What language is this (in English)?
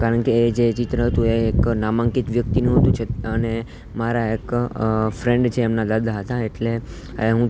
Gujarati